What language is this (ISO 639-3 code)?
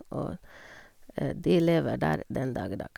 nor